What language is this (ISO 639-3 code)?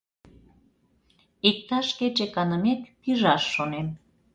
chm